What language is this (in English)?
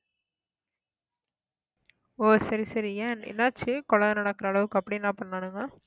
Tamil